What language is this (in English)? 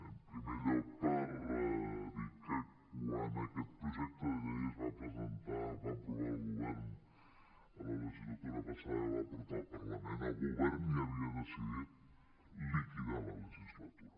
Catalan